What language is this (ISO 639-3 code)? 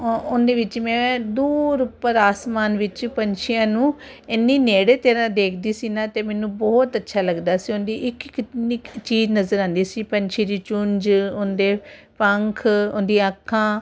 pan